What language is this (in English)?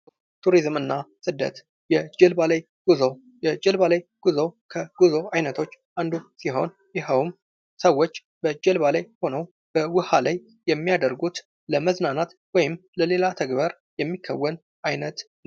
Amharic